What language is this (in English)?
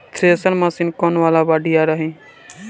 Bhojpuri